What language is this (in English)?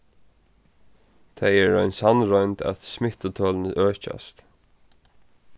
Faroese